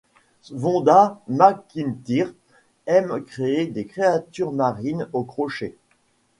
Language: French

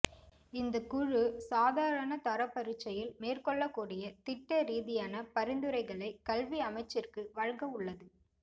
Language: Tamil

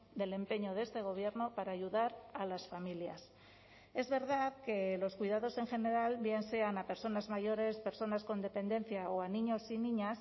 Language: Spanish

